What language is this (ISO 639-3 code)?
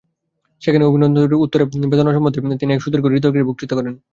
ben